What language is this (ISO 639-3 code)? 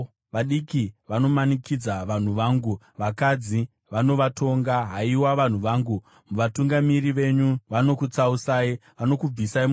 sna